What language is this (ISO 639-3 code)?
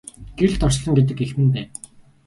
mon